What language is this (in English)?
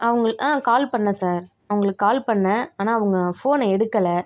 Tamil